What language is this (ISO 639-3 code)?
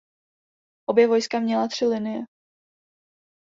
ces